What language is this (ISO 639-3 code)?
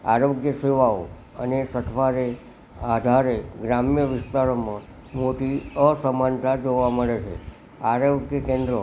guj